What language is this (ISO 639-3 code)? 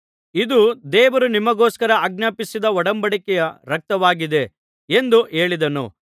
kan